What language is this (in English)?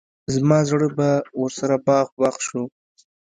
Pashto